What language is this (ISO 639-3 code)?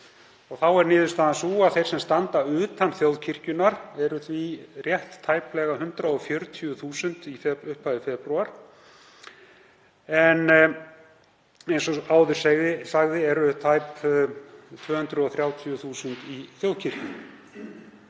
isl